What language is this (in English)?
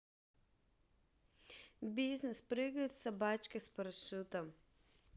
Russian